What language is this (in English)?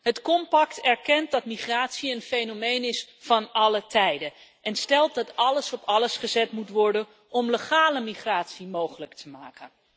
Dutch